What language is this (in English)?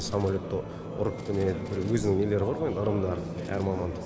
Kazakh